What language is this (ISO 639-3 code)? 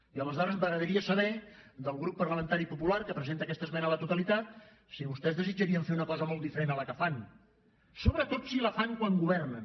cat